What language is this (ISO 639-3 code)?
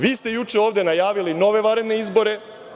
srp